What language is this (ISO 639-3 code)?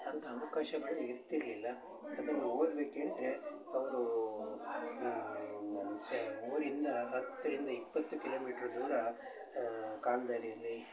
kan